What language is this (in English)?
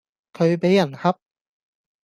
Cantonese